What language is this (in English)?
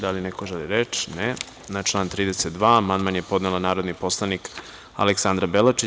Serbian